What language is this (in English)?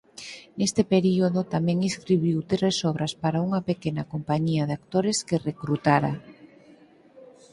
Galician